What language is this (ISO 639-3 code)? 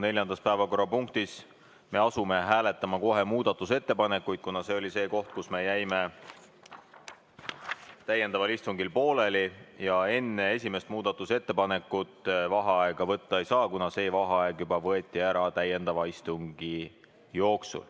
est